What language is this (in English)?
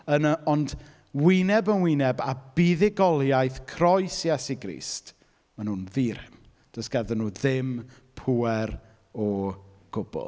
Welsh